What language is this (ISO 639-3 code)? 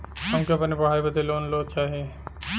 bho